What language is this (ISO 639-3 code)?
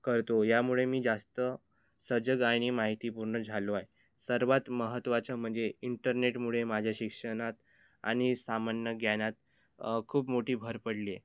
mar